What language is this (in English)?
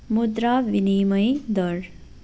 Nepali